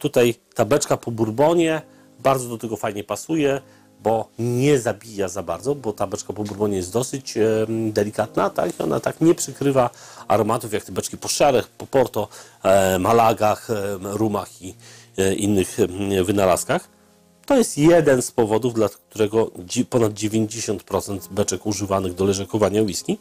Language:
Polish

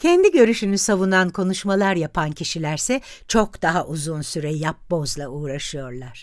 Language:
Turkish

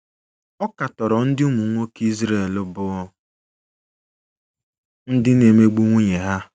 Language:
Igbo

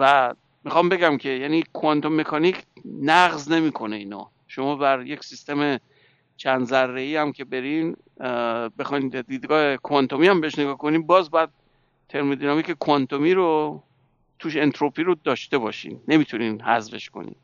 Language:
Persian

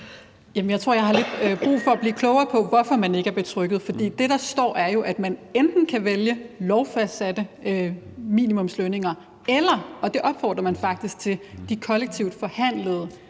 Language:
Danish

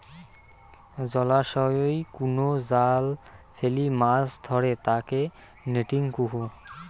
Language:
Bangla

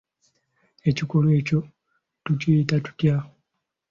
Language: Ganda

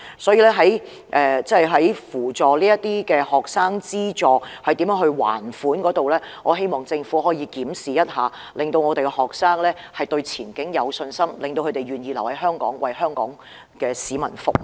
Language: Cantonese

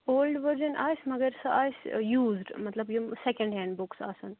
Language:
Kashmiri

